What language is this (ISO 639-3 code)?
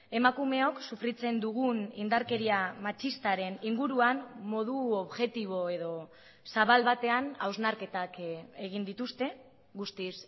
eus